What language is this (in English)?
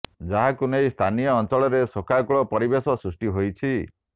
Odia